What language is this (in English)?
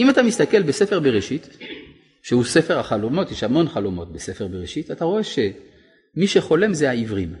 Hebrew